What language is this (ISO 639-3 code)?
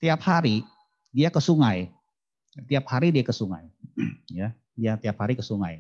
ind